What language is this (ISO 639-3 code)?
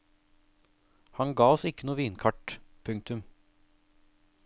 nor